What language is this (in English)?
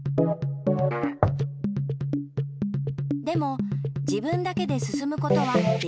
Japanese